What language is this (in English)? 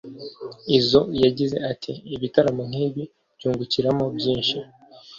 Kinyarwanda